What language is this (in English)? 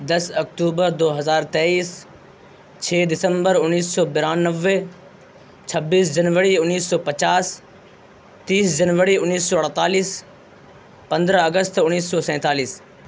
Urdu